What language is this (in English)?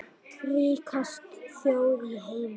Icelandic